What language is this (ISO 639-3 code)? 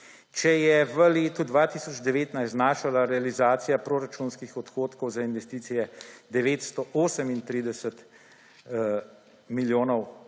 slv